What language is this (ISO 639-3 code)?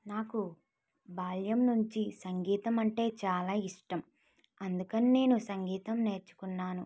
tel